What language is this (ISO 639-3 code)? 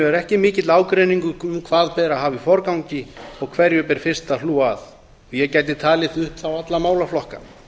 isl